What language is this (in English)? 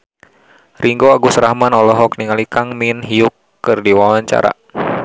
Sundanese